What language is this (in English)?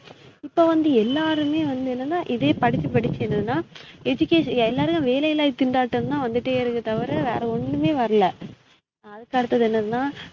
Tamil